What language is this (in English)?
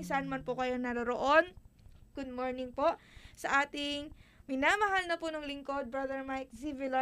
Filipino